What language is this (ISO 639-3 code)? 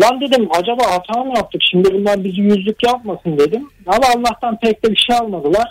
tur